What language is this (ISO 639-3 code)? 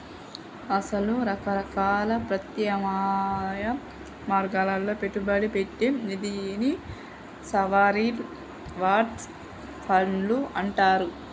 tel